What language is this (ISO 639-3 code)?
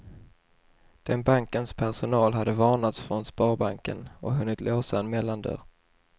swe